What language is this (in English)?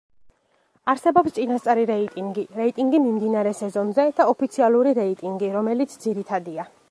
Georgian